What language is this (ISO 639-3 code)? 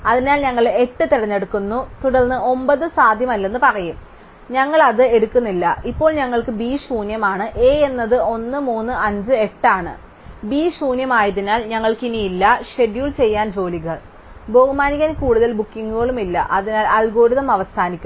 mal